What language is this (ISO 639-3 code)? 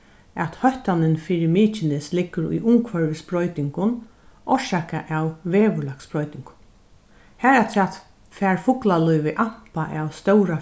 fao